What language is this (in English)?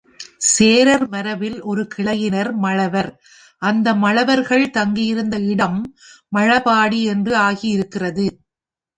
Tamil